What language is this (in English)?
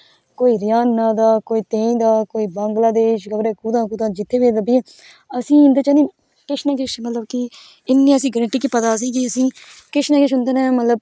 Dogri